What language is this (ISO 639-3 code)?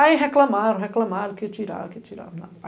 por